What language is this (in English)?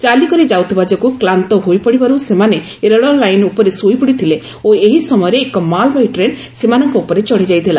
Odia